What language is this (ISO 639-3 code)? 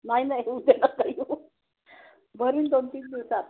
mar